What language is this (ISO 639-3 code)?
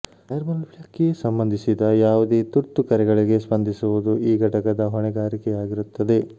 kan